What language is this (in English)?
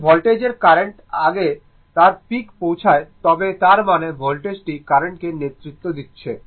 Bangla